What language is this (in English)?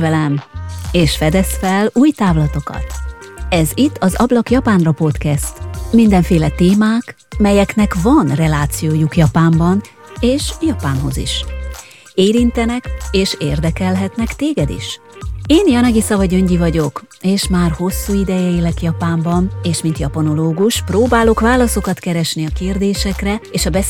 Hungarian